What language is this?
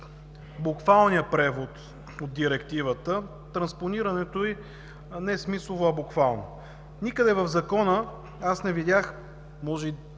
Bulgarian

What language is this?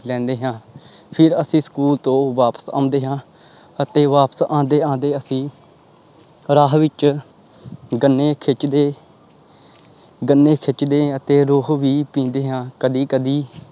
Punjabi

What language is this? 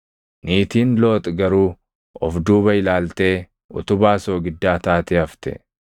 Oromo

